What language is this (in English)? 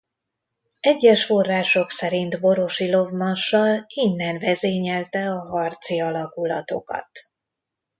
Hungarian